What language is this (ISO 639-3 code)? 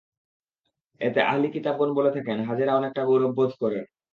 ben